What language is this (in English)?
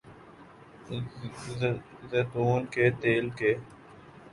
Urdu